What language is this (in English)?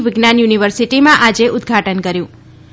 Gujarati